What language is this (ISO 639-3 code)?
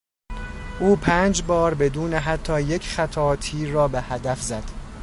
fas